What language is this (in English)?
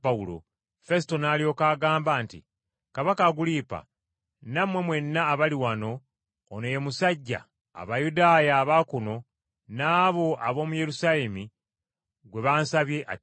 Ganda